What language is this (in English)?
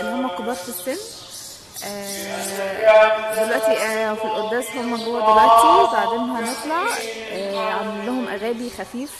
Arabic